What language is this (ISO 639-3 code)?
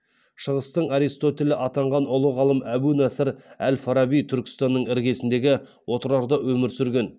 kaz